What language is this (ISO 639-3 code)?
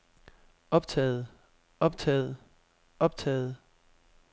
dan